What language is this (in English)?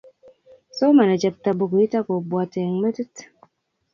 Kalenjin